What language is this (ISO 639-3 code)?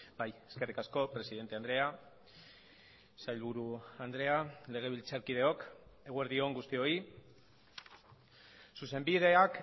eus